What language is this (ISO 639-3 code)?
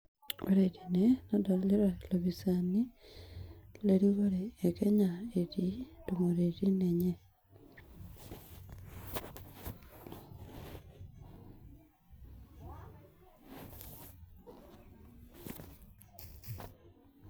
mas